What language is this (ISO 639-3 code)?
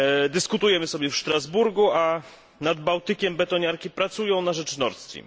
pol